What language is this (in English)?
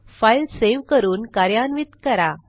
Marathi